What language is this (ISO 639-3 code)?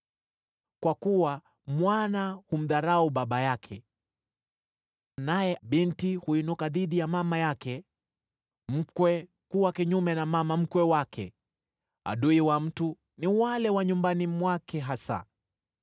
swa